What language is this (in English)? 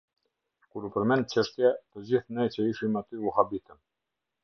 Albanian